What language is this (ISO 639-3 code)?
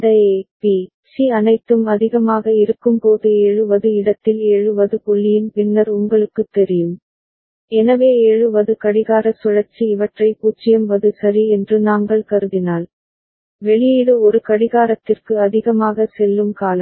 tam